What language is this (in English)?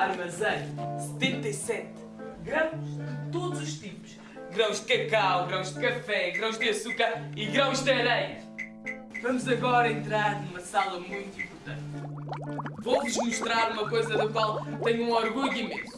Portuguese